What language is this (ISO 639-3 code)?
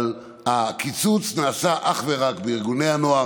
heb